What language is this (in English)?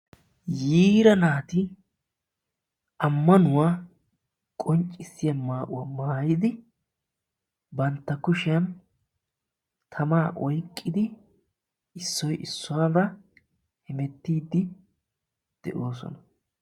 Wolaytta